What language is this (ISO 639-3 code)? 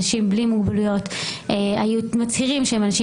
heb